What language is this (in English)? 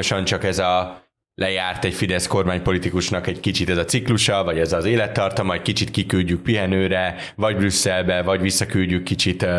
Hungarian